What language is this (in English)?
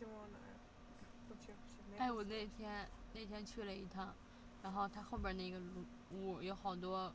Chinese